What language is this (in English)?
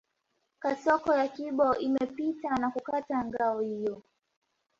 Swahili